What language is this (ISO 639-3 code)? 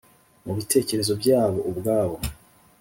kin